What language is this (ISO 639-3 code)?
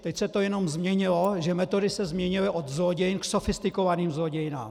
ces